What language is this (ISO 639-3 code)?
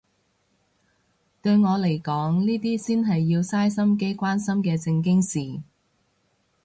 yue